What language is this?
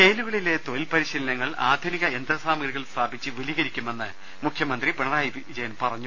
Malayalam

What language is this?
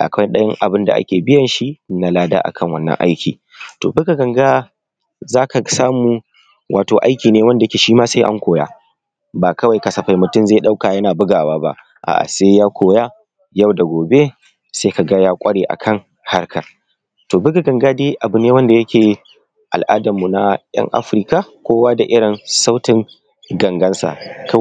Hausa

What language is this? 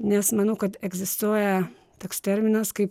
Lithuanian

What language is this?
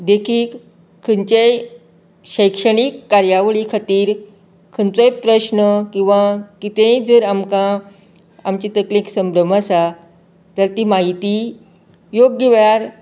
Konkani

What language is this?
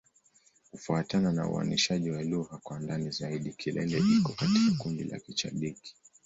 Swahili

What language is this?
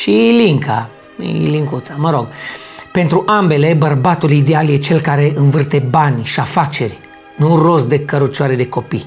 Romanian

